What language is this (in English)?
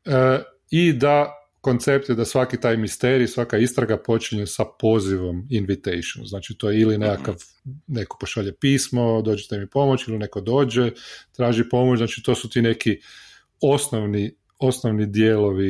Croatian